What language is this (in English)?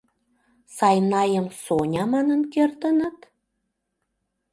Mari